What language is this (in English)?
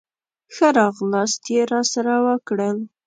Pashto